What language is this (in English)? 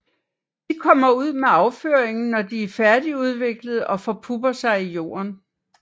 Danish